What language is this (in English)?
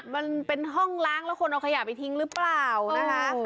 Thai